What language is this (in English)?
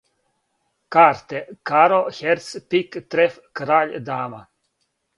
Serbian